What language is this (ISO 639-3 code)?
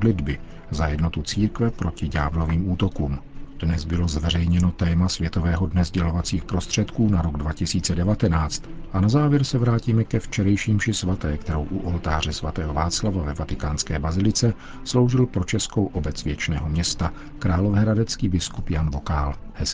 ces